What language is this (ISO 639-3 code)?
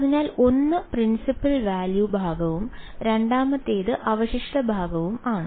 mal